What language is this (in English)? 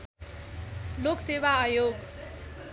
Nepali